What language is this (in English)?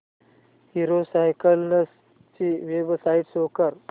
Marathi